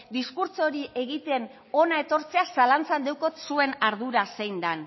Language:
Basque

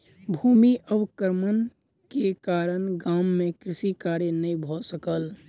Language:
Maithili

